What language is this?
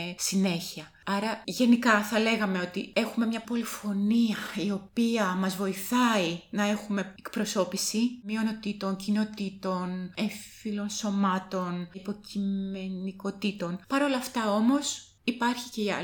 Greek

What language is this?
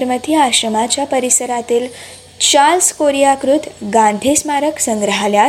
Marathi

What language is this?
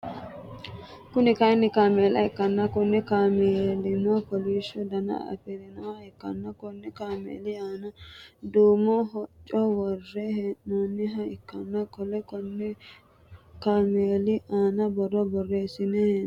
Sidamo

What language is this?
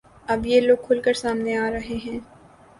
Urdu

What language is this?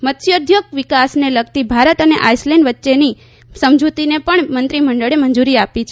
Gujarati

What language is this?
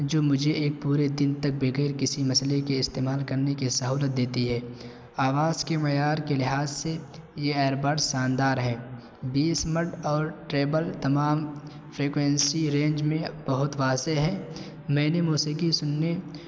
Urdu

